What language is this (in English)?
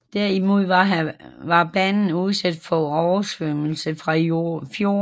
Danish